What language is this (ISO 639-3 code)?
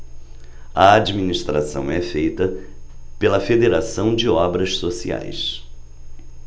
por